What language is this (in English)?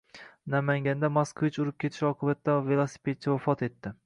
Uzbek